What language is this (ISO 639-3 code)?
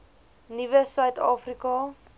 afr